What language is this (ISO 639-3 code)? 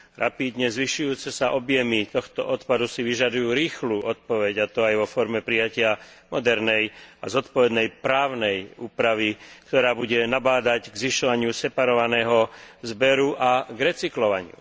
slk